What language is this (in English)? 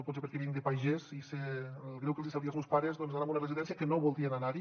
Catalan